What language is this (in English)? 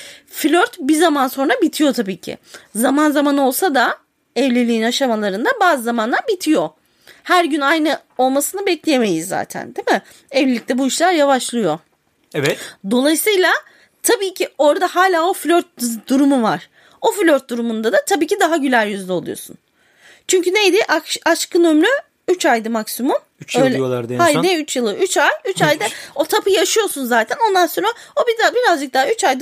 Turkish